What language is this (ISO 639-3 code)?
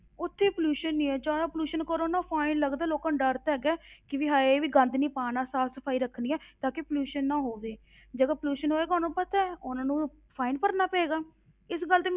pan